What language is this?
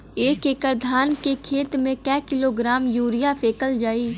Bhojpuri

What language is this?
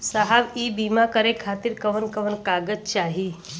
Bhojpuri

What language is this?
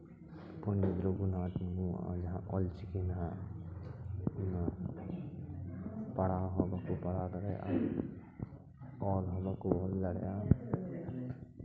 Santali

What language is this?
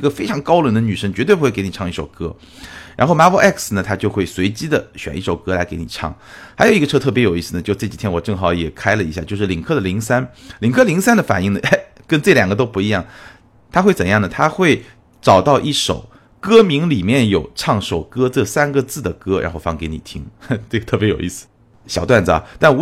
Chinese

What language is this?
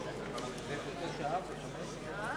Hebrew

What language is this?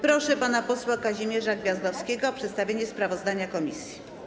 Polish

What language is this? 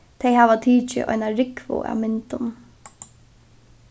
Faroese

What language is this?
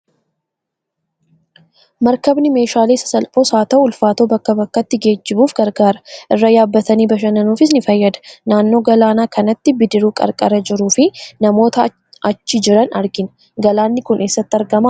Oromo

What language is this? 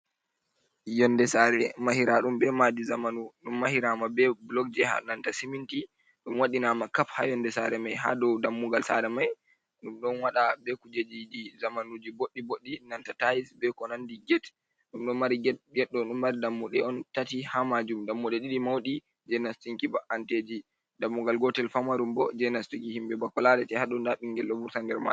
Fula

